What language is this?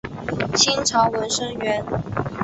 Chinese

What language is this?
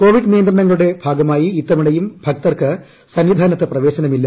Malayalam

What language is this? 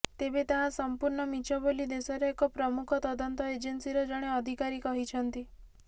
Odia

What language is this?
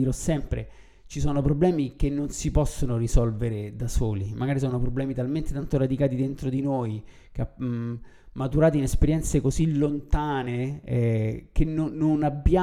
Italian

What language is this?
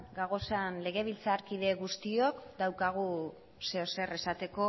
Basque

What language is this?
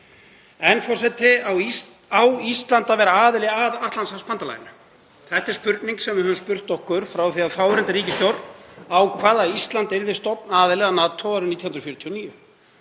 Icelandic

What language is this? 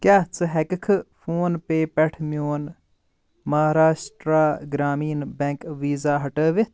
Kashmiri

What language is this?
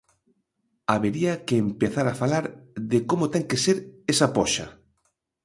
Galician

